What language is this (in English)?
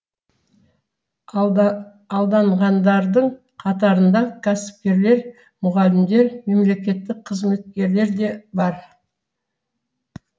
Kazakh